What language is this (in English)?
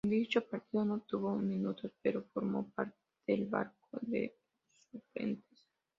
Spanish